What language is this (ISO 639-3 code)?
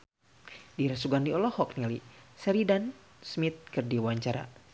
sun